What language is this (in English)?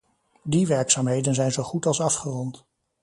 Dutch